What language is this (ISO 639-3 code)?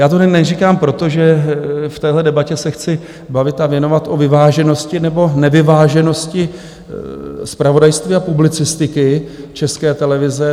ces